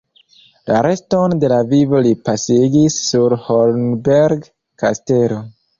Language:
Esperanto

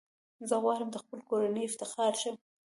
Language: Pashto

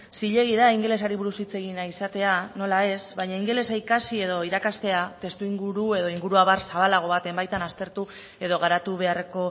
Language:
Basque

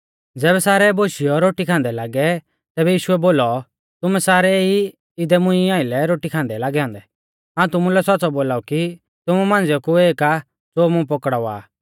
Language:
Mahasu Pahari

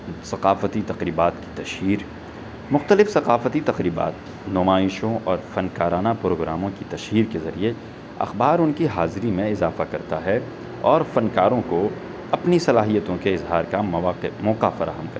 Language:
Urdu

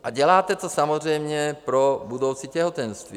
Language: Czech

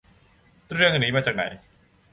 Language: Thai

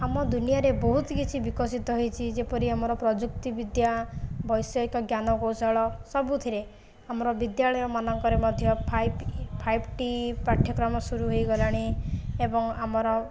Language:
Odia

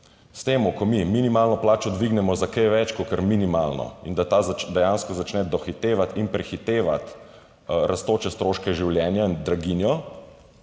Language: Slovenian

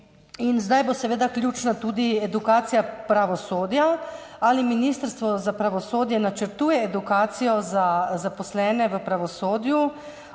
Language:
Slovenian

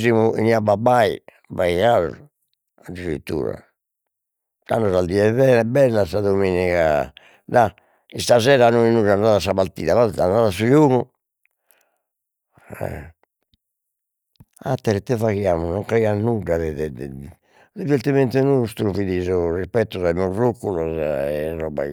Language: Sardinian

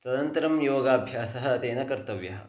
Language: Sanskrit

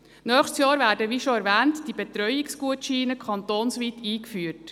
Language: Swiss German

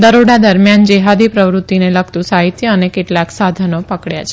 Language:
Gujarati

